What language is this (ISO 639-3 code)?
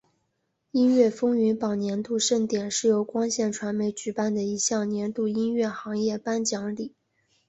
zho